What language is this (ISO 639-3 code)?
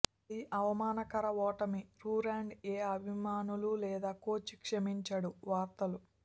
tel